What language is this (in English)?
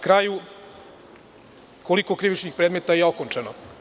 Serbian